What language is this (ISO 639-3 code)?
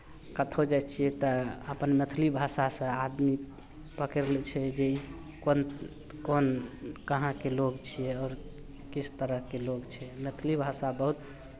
mai